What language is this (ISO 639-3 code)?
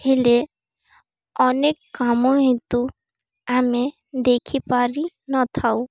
ori